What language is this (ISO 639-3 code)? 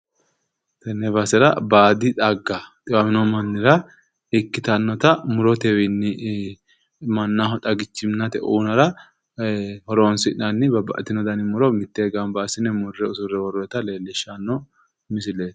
sid